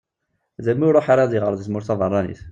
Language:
Kabyle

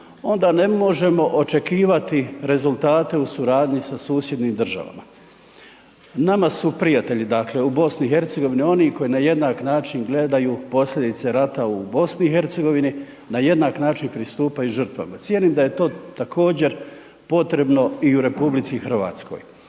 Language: Croatian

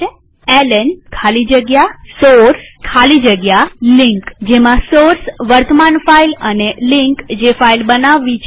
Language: Gujarati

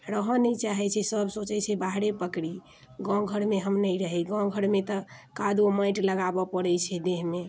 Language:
Maithili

